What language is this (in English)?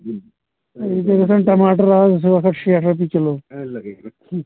Kashmiri